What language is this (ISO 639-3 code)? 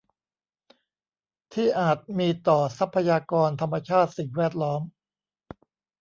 tha